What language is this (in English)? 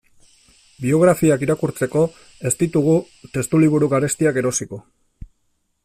Basque